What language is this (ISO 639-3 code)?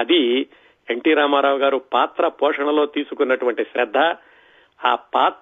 tel